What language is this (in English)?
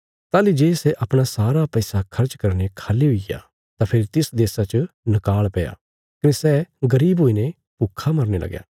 Bilaspuri